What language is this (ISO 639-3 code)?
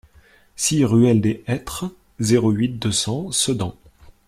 fra